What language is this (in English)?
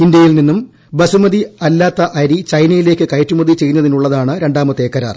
Malayalam